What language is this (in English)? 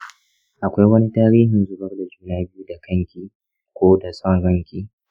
Hausa